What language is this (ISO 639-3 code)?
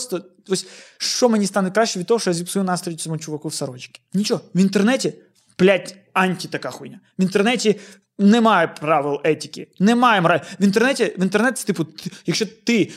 ukr